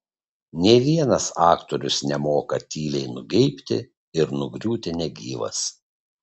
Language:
Lithuanian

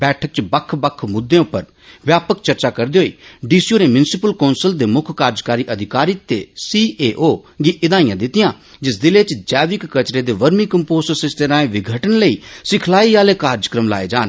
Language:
Dogri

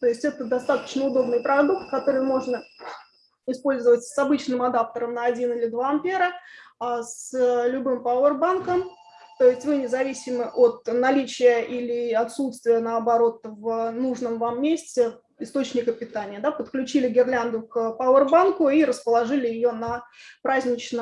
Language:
Russian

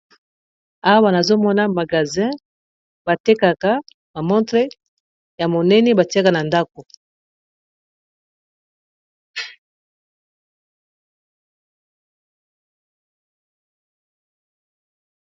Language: Lingala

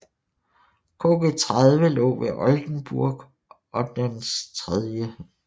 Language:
Danish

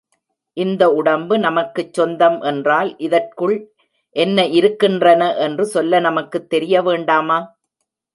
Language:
Tamil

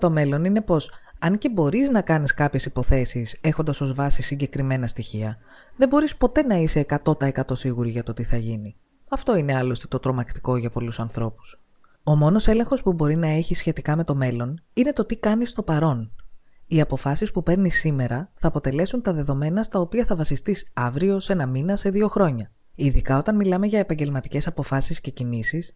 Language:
Greek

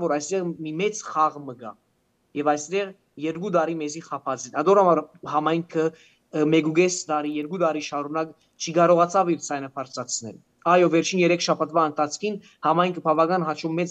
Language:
Romanian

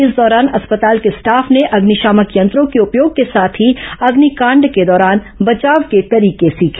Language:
Hindi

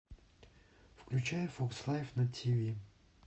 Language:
Russian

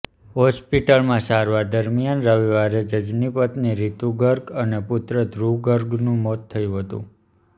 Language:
Gujarati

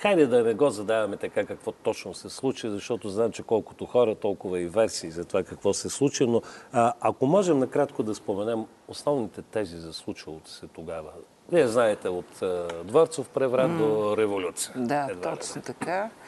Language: Bulgarian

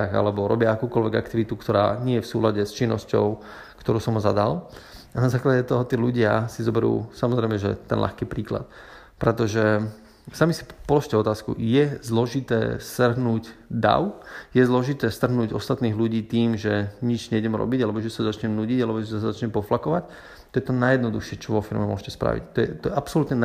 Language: Slovak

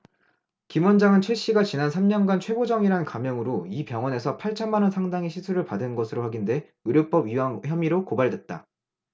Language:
Korean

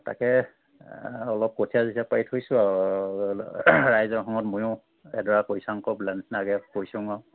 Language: Assamese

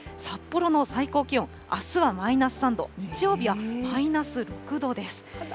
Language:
Japanese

